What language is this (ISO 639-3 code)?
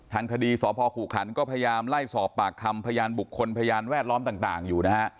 tha